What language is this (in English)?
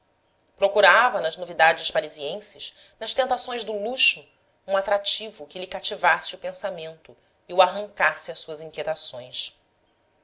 Portuguese